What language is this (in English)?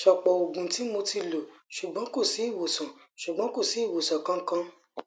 Yoruba